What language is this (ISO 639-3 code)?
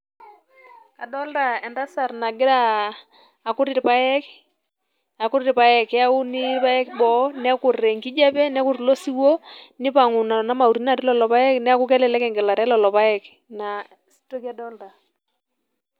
mas